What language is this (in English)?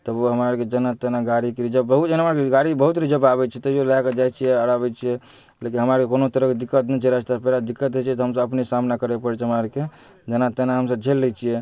Maithili